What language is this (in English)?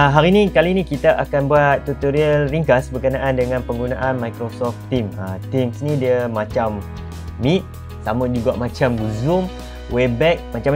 Malay